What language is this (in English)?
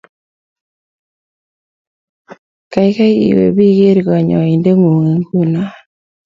Kalenjin